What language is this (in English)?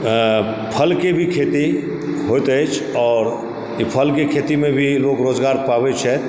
Maithili